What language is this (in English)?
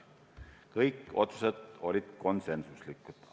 Estonian